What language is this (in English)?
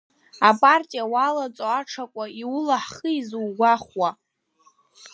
Abkhazian